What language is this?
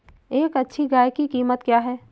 Hindi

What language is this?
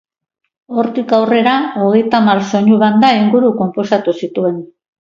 Basque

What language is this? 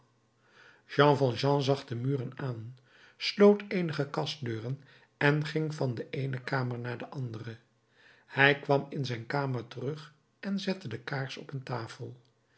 Dutch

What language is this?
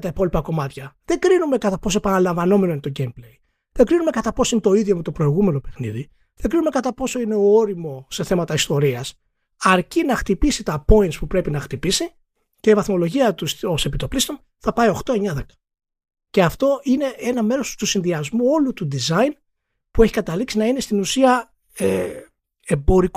Greek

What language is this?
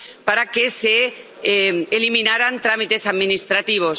Spanish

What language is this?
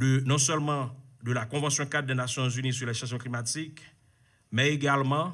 French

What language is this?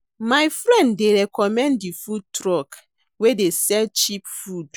Nigerian Pidgin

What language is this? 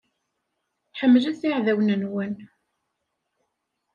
Kabyle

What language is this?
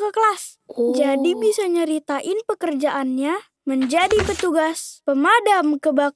Indonesian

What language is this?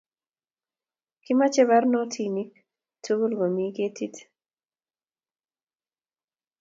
Kalenjin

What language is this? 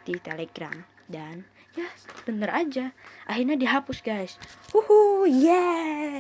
Indonesian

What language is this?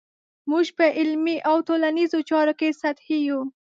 Pashto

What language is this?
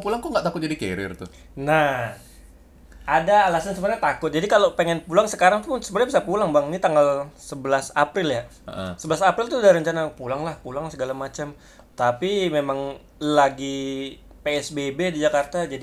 Indonesian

